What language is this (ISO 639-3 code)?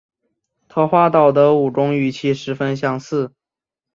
zho